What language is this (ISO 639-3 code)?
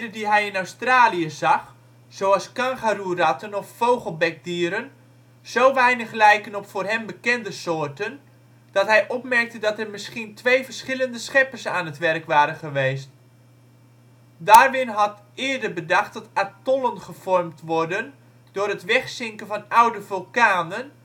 nld